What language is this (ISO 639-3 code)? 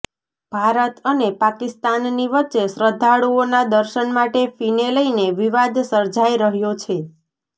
guj